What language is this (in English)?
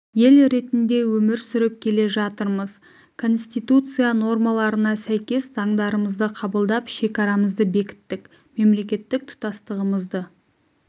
Kazakh